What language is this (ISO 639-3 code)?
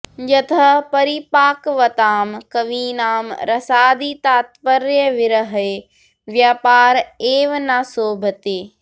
san